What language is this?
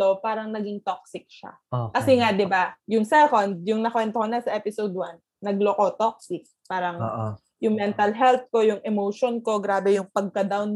Filipino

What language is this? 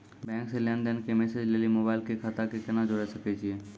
Maithili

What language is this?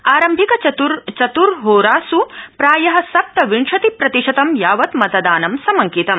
Sanskrit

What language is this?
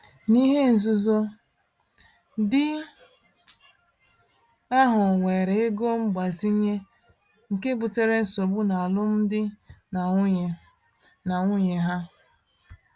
Igbo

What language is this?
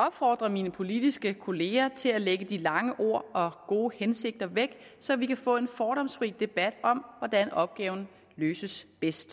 Danish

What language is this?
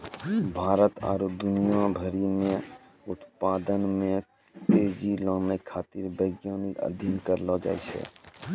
Maithili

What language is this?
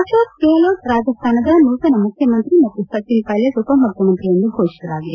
Kannada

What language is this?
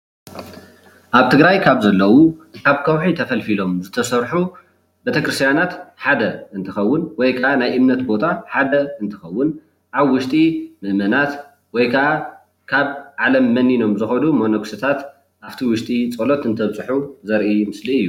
Tigrinya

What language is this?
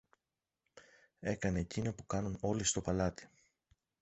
Greek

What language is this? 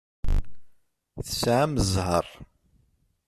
Kabyle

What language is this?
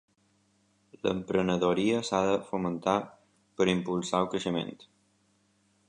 Catalan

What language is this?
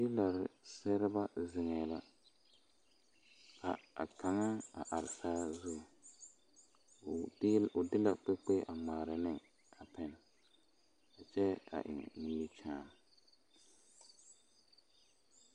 Southern Dagaare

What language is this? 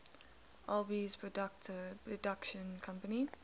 English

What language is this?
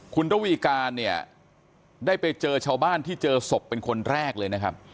Thai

